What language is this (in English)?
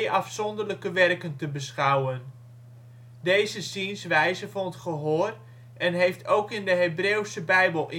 Dutch